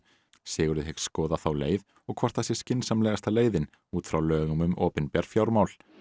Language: Icelandic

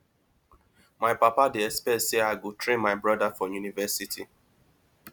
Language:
Nigerian Pidgin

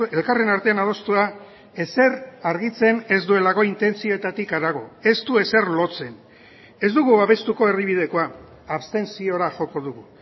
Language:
Basque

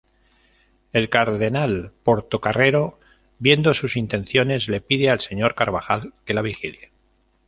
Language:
Spanish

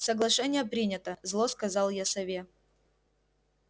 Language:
Russian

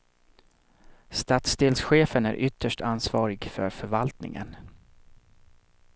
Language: Swedish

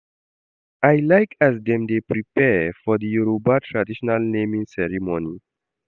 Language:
Nigerian Pidgin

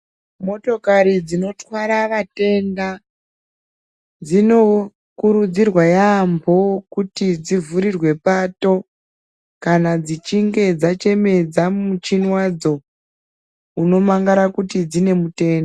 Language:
Ndau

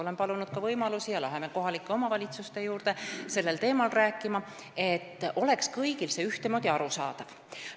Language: Estonian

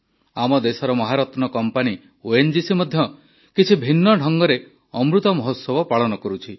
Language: Odia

